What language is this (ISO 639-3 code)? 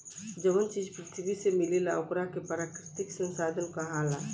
bho